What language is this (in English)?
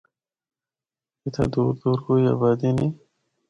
Northern Hindko